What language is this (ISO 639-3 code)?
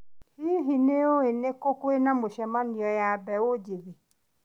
kik